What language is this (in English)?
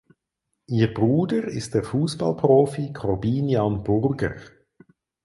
German